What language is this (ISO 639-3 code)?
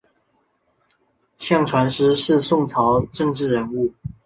zho